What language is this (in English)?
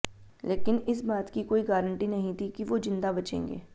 Hindi